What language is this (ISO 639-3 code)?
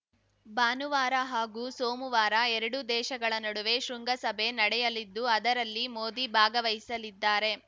kan